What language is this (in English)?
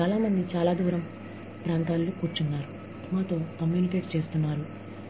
Telugu